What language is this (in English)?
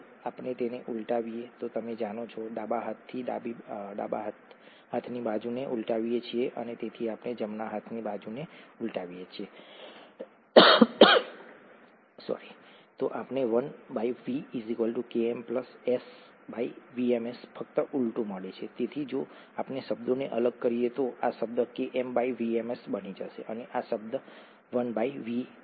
Gujarati